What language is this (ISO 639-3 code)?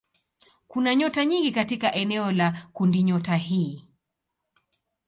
swa